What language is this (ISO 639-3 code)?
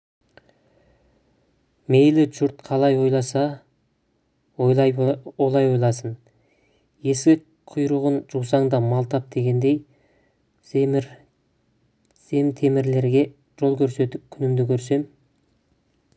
kaz